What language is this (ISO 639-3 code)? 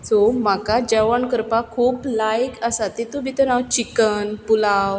kok